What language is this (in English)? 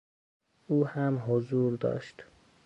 Persian